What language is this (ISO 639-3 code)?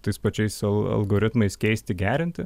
lit